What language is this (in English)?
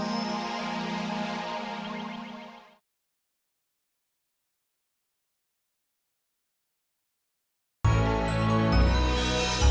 Indonesian